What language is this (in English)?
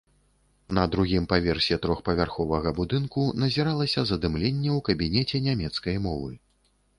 Belarusian